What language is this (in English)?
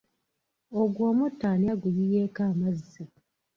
Ganda